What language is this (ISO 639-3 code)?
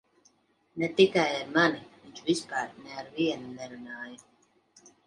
lav